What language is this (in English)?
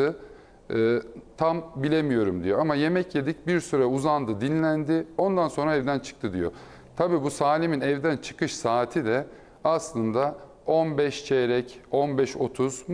Turkish